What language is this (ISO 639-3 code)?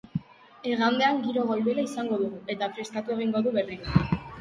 eus